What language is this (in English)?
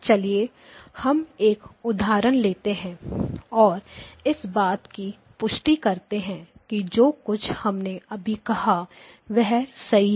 Hindi